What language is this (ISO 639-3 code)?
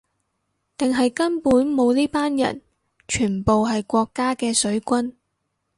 yue